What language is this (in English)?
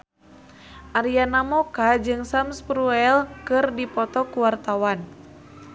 Sundanese